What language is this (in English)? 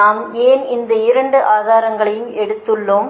Tamil